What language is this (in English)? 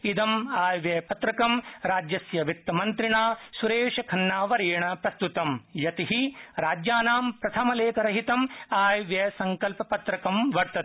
Sanskrit